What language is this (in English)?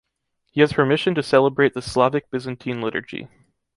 English